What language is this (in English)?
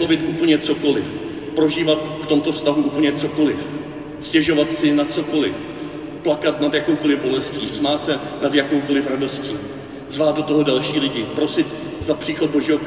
Czech